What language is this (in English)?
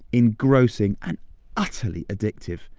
English